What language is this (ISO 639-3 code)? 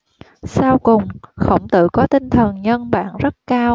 vie